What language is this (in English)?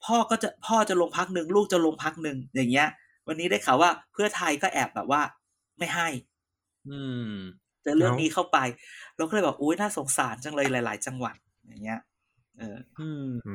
Thai